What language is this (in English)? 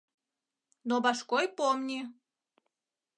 Mari